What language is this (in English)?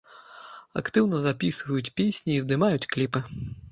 Belarusian